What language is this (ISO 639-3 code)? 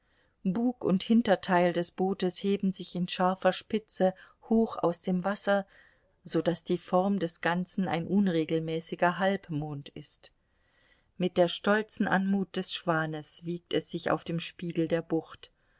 deu